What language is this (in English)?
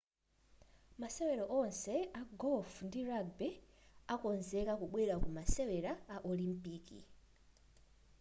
Nyanja